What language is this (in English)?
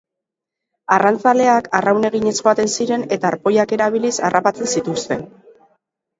Basque